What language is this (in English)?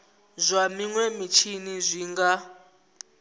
Venda